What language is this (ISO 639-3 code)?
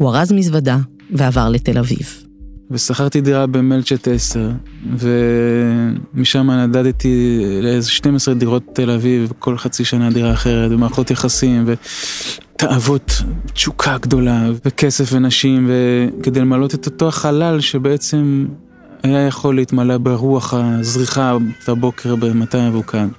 heb